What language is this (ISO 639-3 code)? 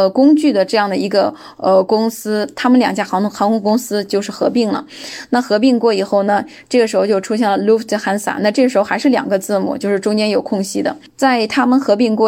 zho